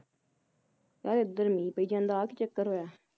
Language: Punjabi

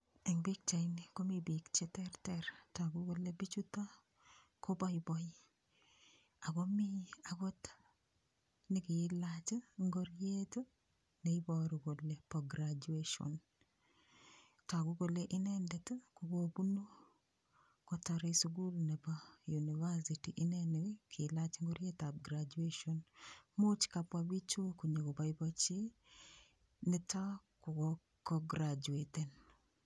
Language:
Kalenjin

